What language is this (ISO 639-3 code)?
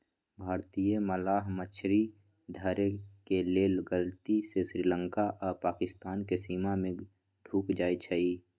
mag